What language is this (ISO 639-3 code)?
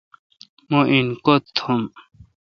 xka